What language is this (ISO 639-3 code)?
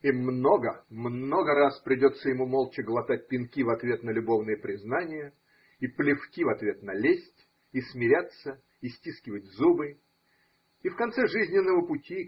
rus